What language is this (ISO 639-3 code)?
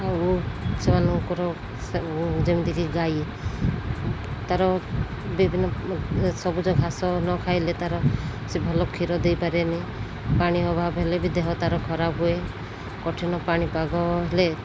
ori